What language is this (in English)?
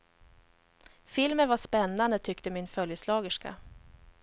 Swedish